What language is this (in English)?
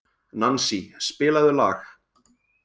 Icelandic